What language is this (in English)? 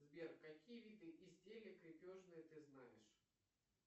Russian